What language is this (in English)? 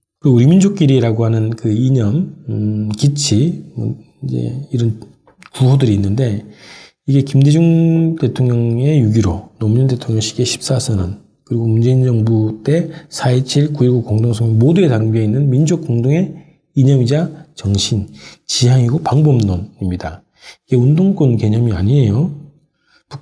Korean